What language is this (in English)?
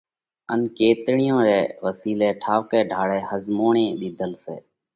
Parkari Koli